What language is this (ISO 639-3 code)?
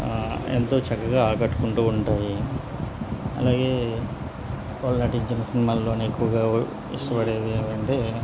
tel